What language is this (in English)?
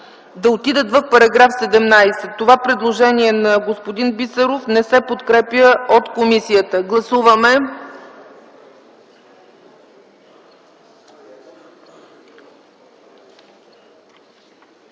Bulgarian